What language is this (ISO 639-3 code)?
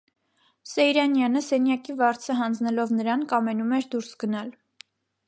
hye